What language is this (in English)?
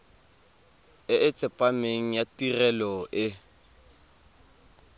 Tswana